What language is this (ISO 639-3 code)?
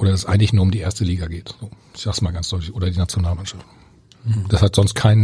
deu